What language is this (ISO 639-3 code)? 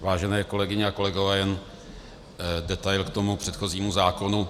ces